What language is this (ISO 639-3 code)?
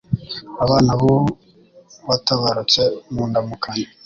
kin